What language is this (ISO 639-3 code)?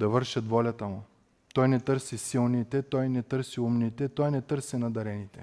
bul